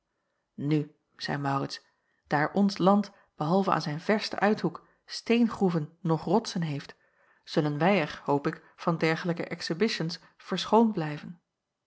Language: Dutch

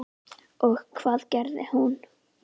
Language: Icelandic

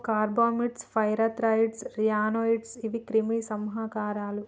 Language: Telugu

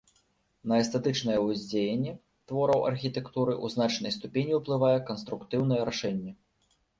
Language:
Belarusian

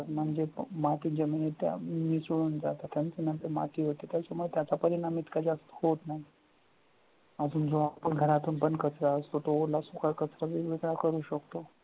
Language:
Marathi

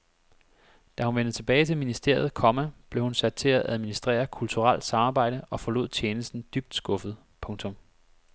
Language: Danish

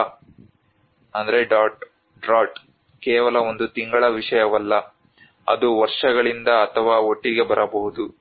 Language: Kannada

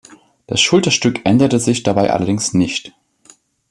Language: German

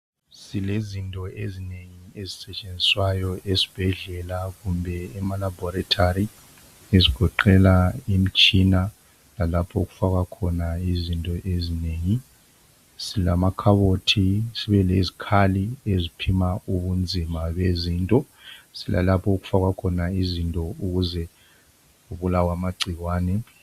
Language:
North Ndebele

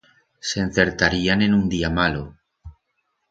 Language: Aragonese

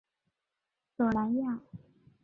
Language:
Chinese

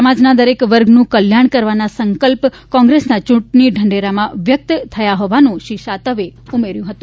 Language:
Gujarati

